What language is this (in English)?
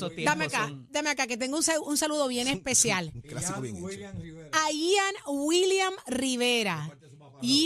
Spanish